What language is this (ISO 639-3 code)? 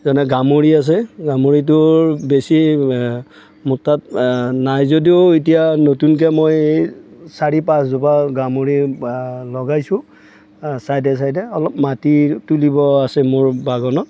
asm